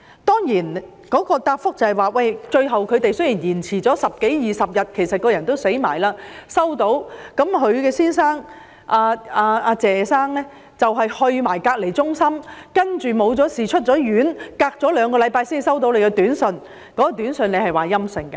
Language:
Cantonese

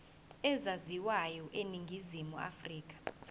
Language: Zulu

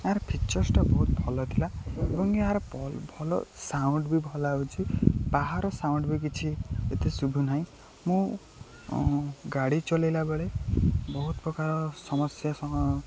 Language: Odia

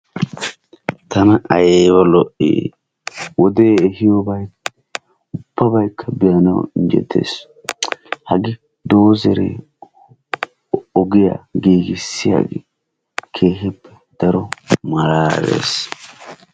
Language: Wolaytta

